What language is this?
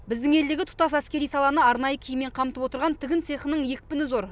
Kazakh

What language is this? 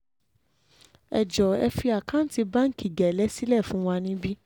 Yoruba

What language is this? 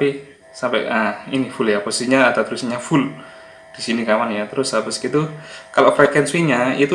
Indonesian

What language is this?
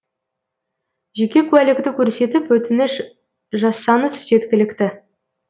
Kazakh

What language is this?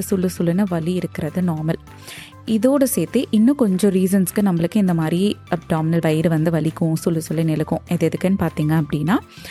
Tamil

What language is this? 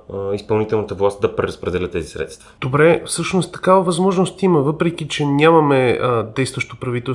Bulgarian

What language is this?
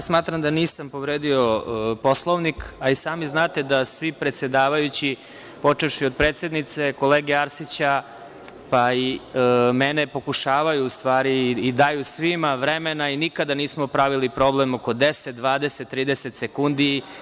Serbian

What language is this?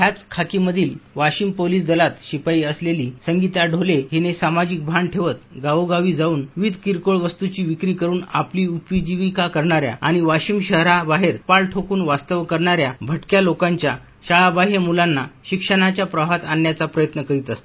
Marathi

